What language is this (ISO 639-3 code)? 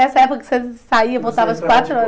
por